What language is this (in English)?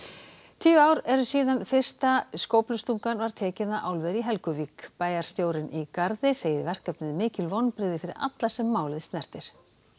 Icelandic